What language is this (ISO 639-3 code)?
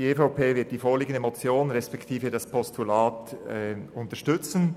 gsw